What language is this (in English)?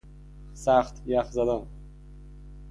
Persian